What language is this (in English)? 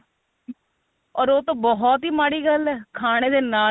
Punjabi